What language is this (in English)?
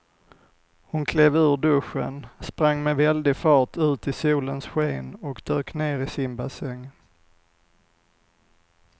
Swedish